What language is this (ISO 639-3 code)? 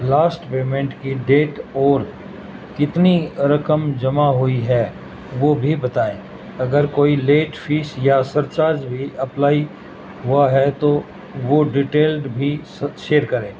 urd